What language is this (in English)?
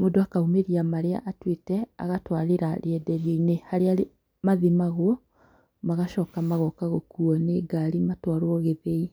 Kikuyu